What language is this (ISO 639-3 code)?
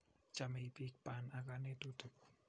kln